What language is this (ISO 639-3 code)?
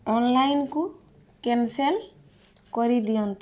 ori